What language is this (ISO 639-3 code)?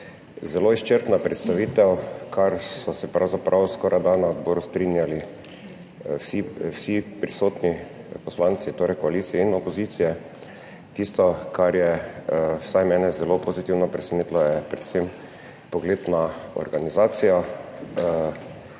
slv